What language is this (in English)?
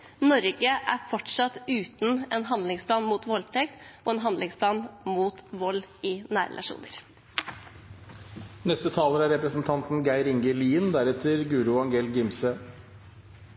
Norwegian